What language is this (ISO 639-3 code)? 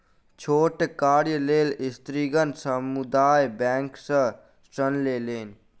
mai